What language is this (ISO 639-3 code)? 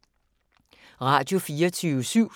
dan